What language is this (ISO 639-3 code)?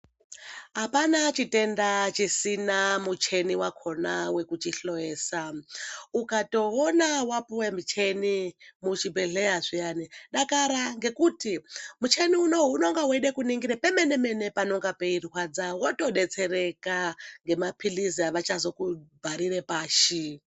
ndc